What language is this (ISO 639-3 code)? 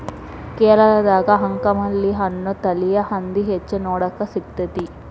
kan